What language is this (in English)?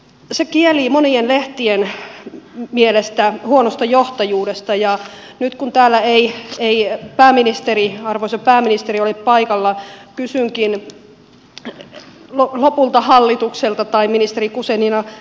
Finnish